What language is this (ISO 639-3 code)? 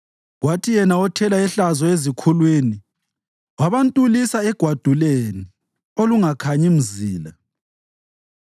nde